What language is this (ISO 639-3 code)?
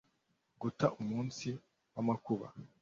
kin